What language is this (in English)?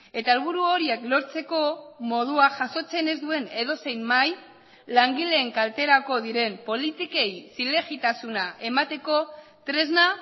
Basque